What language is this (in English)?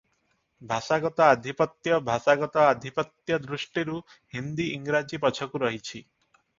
Odia